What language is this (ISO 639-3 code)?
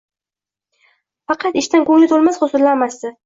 uzb